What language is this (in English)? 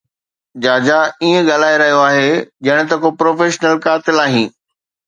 Sindhi